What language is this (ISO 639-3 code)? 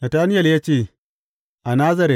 hau